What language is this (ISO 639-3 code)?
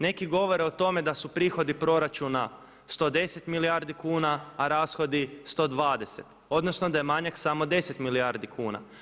hrv